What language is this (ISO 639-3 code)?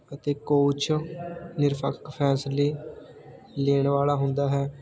pan